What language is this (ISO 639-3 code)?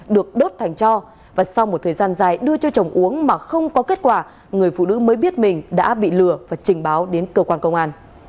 vie